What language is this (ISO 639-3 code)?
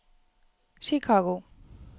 nor